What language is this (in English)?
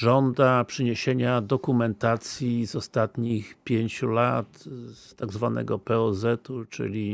Polish